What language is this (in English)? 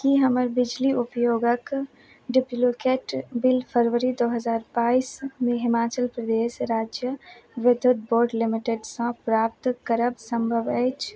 Maithili